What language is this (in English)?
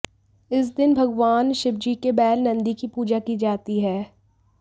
Hindi